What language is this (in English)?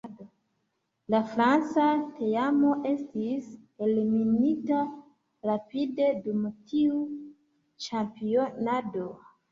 Esperanto